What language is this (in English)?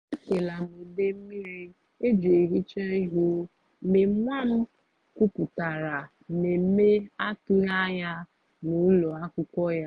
Igbo